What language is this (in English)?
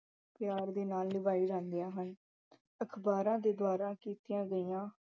Punjabi